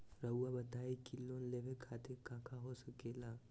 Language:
Magahi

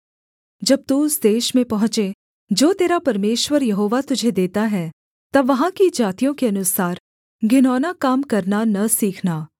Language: Hindi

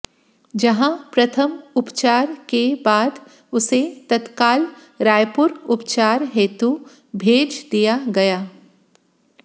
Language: Hindi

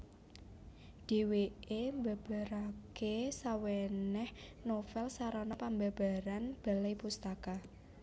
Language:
Javanese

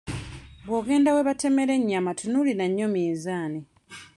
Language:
Ganda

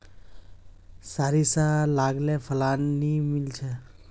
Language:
Magahi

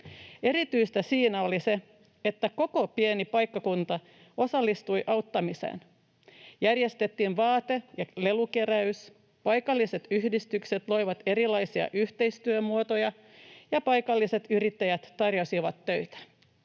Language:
Finnish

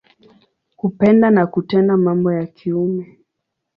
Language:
Swahili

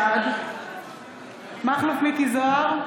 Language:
Hebrew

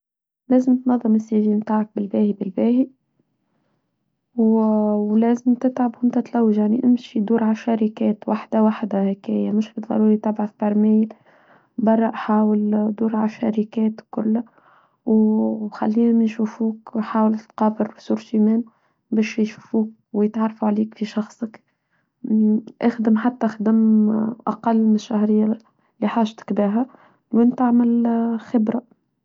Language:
Tunisian Arabic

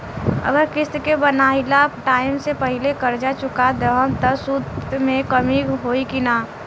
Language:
Bhojpuri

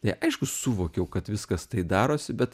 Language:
Lithuanian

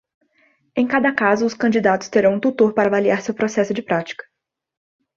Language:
Portuguese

